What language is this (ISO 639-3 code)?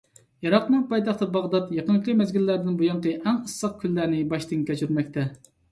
uig